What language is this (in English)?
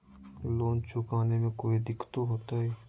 Magahi